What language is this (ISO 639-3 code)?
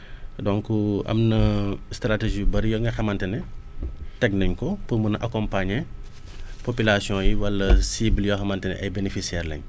wol